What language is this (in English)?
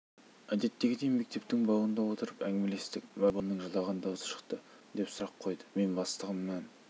Kazakh